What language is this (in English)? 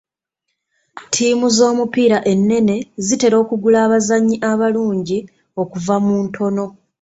Ganda